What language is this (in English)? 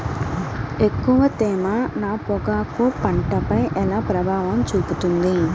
Telugu